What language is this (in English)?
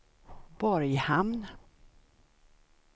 Swedish